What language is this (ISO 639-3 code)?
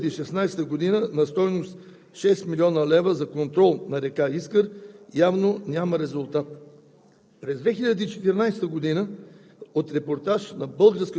bul